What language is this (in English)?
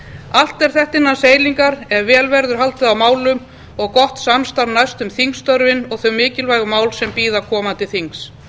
Icelandic